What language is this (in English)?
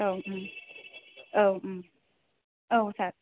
Bodo